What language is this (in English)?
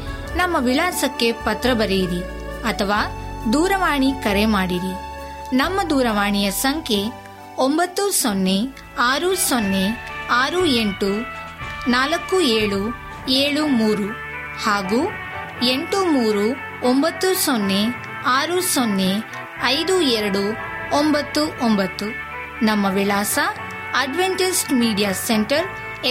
Kannada